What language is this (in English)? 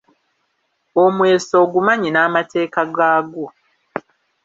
Ganda